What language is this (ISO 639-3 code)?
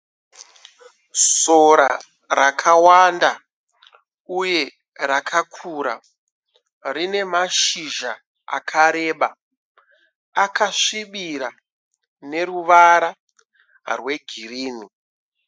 sna